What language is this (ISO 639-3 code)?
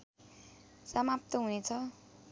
nep